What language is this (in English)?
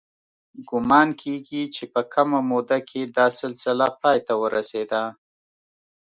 Pashto